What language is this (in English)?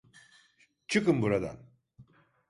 Turkish